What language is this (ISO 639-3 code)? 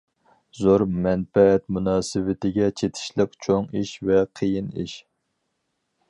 uig